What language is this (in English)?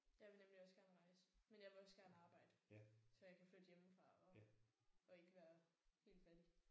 Danish